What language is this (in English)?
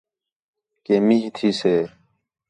Khetrani